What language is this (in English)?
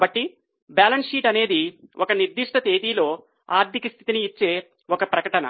Telugu